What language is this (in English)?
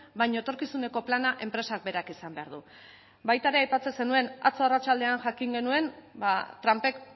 Basque